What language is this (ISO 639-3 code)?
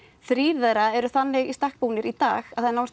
isl